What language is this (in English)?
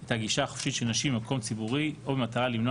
Hebrew